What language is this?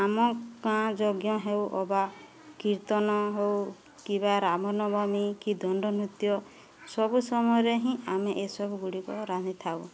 Odia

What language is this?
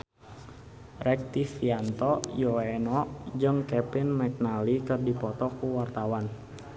Sundanese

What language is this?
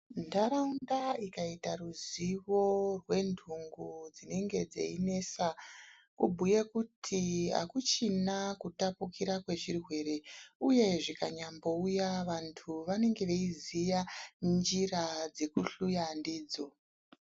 Ndau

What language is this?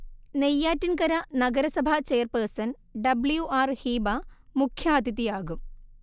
Malayalam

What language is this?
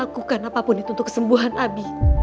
Indonesian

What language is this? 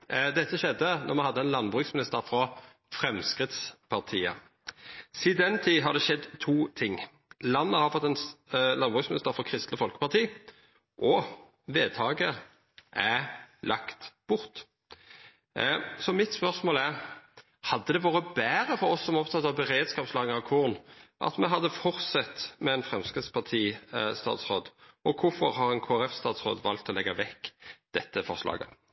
Norwegian Nynorsk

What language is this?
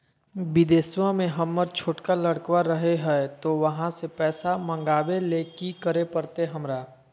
Magahi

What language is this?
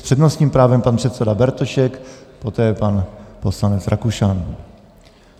Czech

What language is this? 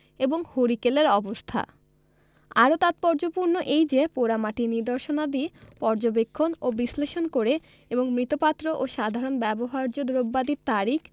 Bangla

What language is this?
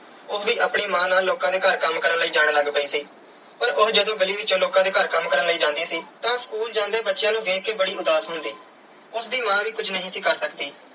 Punjabi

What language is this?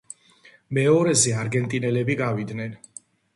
Georgian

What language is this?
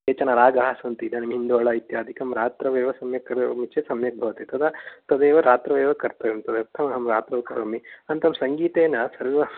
Sanskrit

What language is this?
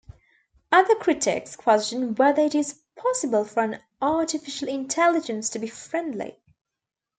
English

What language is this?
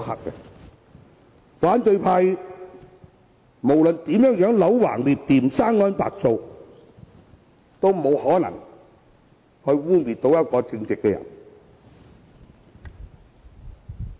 Cantonese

